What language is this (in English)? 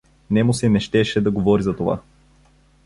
Bulgarian